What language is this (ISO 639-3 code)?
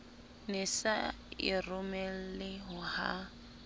sot